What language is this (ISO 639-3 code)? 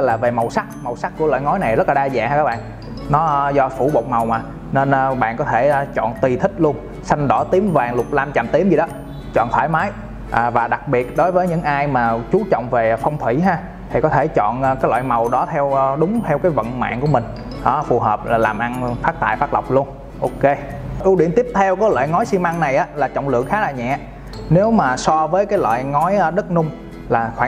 vie